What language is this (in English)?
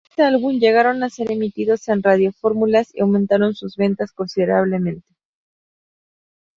Spanish